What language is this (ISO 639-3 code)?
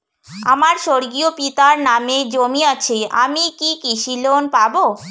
ben